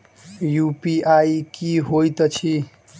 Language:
Maithili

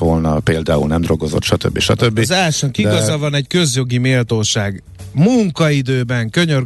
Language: Hungarian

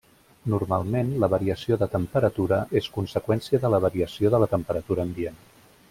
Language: Catalan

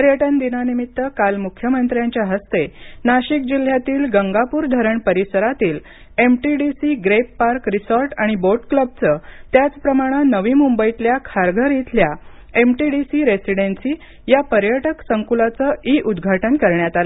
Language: Marathi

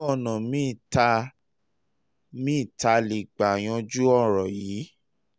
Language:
Yoruba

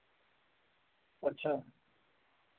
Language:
Dogri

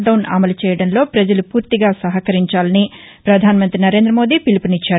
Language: Telugu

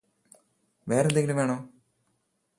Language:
Malayalam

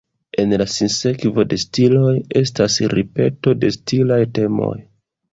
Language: Esperanto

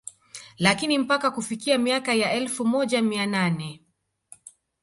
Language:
Swahili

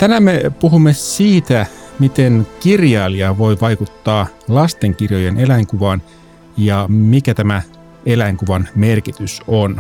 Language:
Finnish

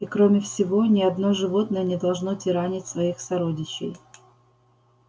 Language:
Russian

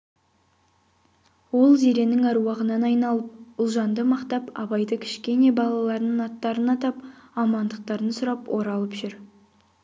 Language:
Kazakh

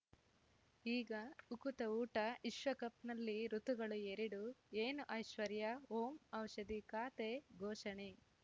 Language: Kannada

